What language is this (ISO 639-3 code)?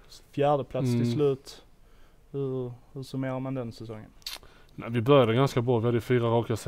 swe